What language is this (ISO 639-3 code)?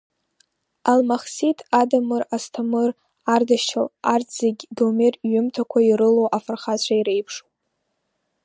abk